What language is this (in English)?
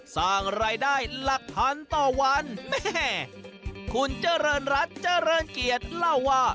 Thai